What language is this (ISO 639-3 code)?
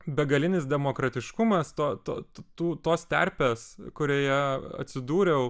lit